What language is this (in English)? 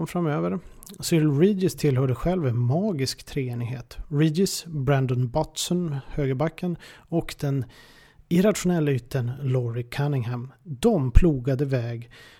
Swedish